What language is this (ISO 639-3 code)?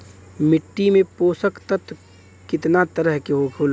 bho